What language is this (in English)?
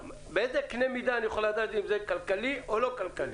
Hebrew